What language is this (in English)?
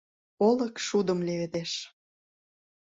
Mari